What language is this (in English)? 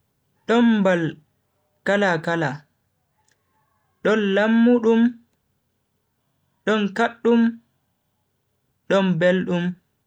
Bagirmi Fulfulde